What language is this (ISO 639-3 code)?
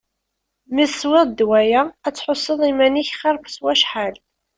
kab